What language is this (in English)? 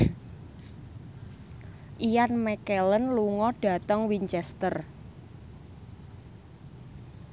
Javanese